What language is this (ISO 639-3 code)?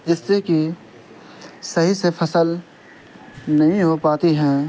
urd